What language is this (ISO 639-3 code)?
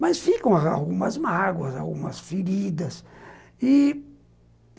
por